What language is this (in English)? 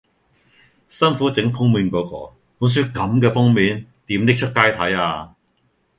Cantonese